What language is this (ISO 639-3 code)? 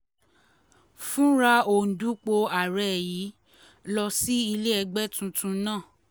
yor